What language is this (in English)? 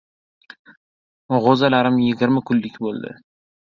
Uzbek